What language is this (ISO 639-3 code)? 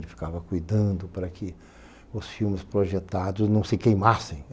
por